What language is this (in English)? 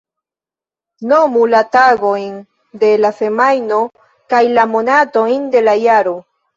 Esperanto